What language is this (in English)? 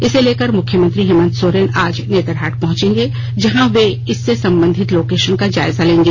Hindi